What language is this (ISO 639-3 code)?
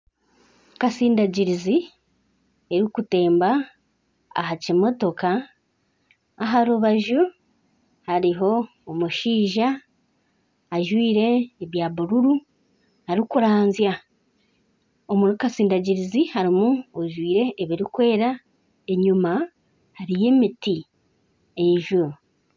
nyn